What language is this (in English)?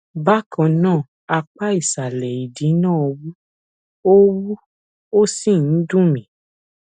Yoruba